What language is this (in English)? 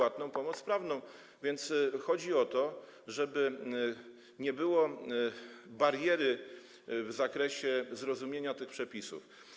Polish